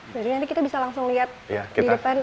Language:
Indonesian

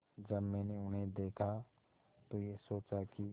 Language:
Hindi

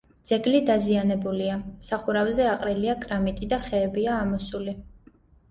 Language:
Georgian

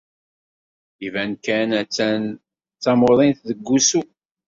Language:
Kabyle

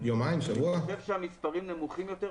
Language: Hebrew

